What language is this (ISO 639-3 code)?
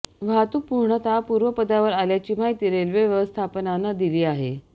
mar